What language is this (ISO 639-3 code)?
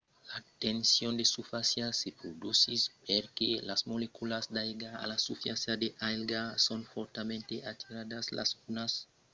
oci